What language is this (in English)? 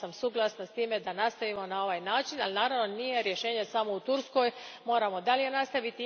Croatian